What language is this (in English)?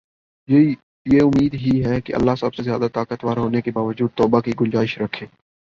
Urdu